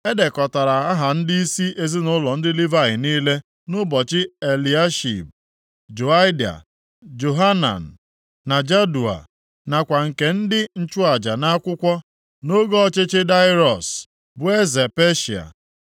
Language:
Igbo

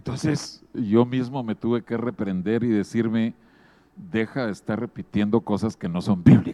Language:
Spanish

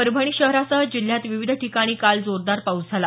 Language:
Marathi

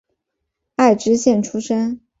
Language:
Chinese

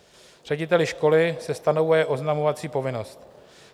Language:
Czech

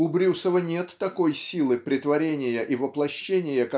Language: Russian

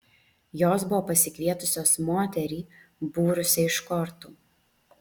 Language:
Lithuanian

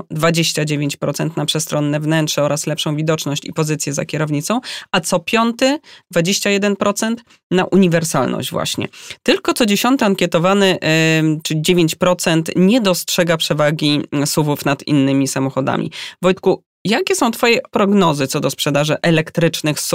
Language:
Polish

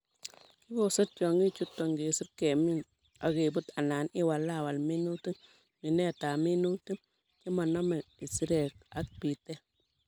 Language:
Kalenjin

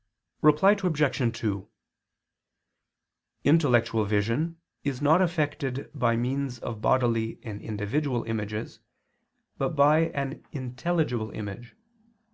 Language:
English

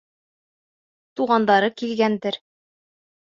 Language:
Bashkir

